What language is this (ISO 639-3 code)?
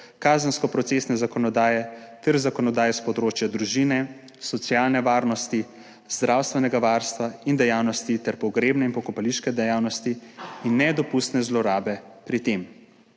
slv